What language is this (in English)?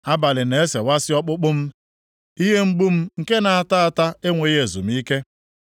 Igbo